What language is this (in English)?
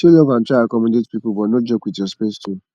Nigerian Pidgin